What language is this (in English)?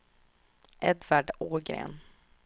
Swedish